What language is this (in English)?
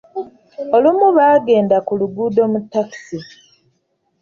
Ganda